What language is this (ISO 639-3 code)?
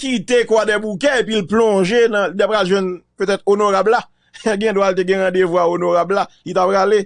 fra